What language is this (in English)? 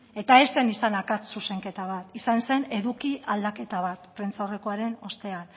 Basque